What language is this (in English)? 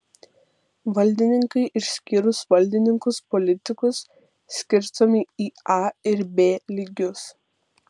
Lithuanian